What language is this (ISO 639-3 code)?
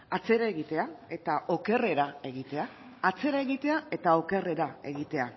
eus